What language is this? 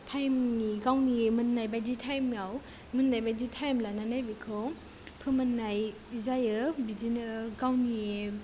Bodo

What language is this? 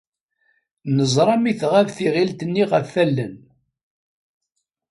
Kabyle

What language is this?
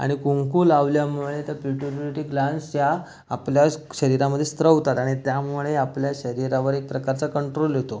Marathi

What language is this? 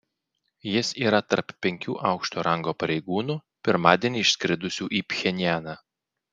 Lithuanian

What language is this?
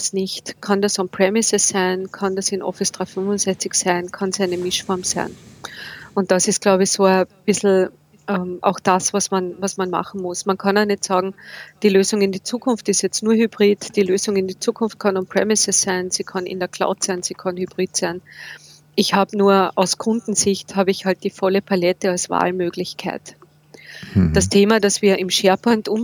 German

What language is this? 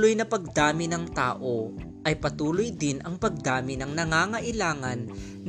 Filipino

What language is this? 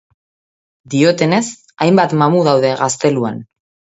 Basque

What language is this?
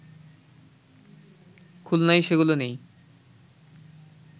Bangla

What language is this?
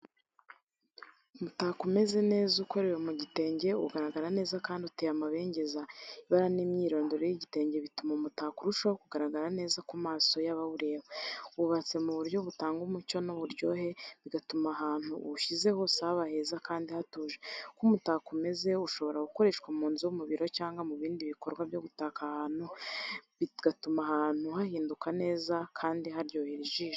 Kinyarwanda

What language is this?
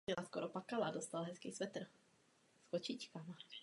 Czech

